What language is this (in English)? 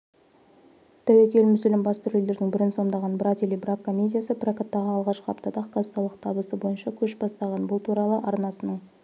Kazakh